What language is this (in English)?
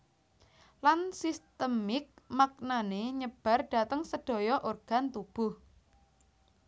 Javanese